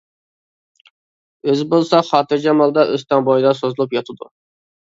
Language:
Uyghur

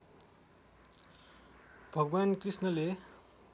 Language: Nepali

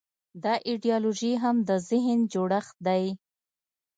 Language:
Pashto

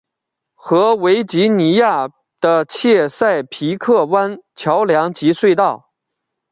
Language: Chinese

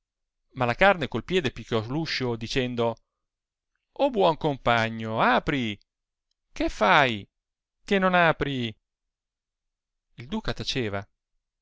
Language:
Italian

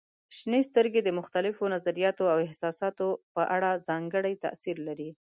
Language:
Pashto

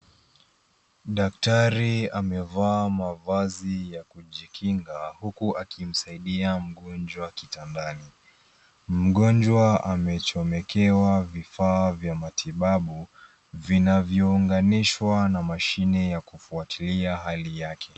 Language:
Swahili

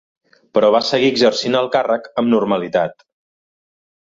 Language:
Catalan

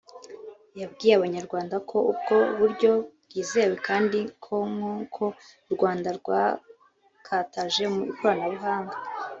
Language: Kinyarwanda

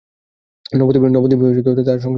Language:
Bangla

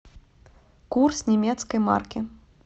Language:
Russian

